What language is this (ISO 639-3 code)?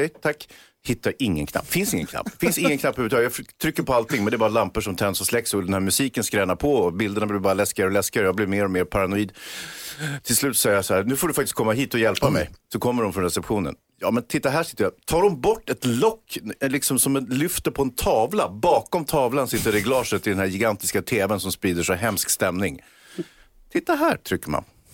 swe